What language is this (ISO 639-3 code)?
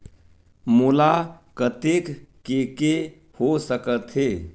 hne